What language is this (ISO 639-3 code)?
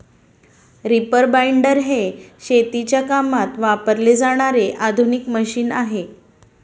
mar